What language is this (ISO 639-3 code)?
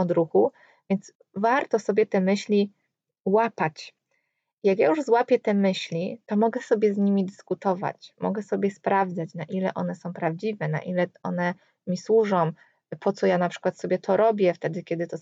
pol